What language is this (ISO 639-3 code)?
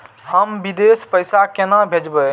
mai